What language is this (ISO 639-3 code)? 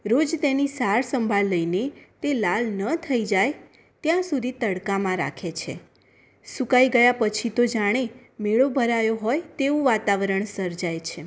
guj